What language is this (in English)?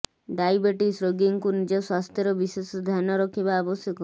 Odia